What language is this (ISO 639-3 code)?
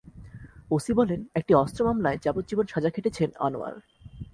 ben